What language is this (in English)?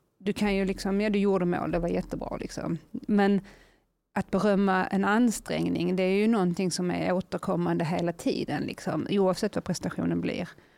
Swedish